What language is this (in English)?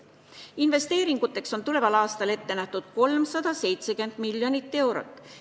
Estonian